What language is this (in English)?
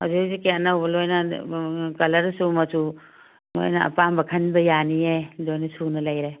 Manipuri